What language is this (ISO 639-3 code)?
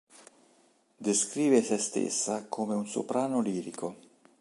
ita